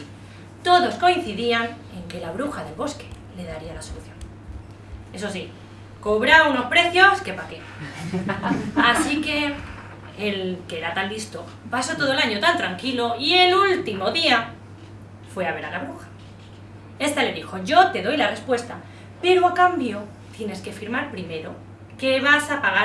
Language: Spanish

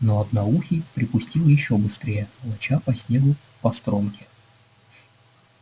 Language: Russian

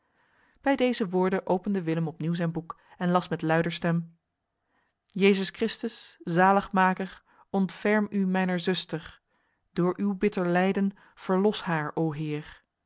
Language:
Dutch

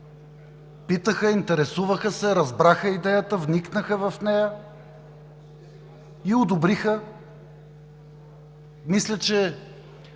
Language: Bulgarian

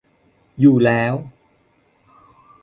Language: Thai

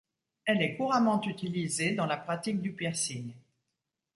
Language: French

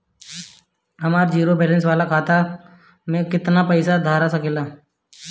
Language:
Bhojpuri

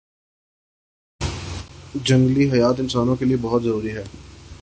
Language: Urdu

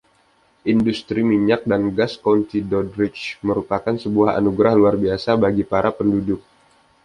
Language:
Indonesian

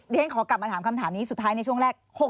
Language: Thai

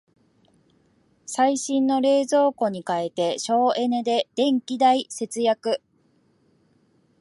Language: Japanese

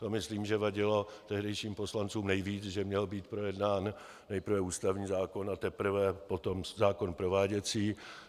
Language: Czech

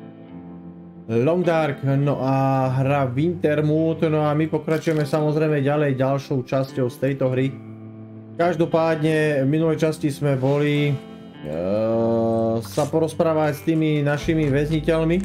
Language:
Czech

